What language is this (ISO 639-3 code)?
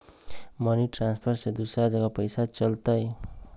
mag